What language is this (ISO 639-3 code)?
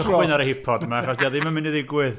cym